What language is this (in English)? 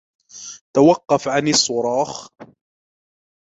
Arabic